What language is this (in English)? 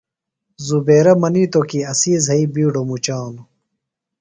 Phalura